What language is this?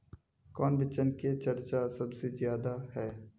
Magahi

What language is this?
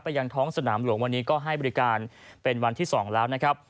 Thai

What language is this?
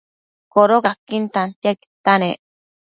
Matsés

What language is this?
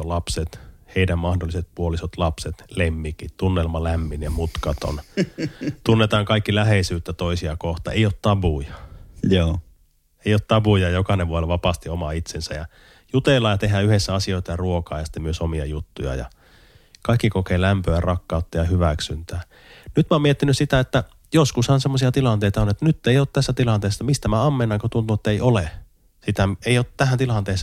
Finnish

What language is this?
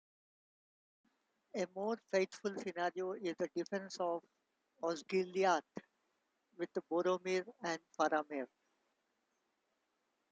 English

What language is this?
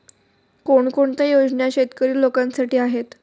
Marathi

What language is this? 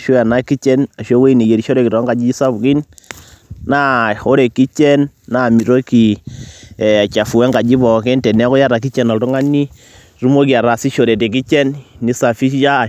Masai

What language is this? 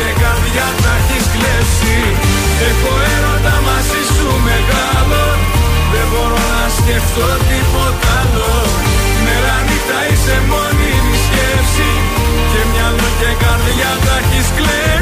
Greek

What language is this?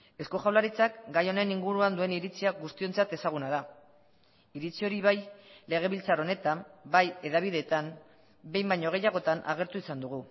Basque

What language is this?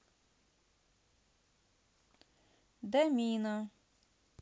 Russian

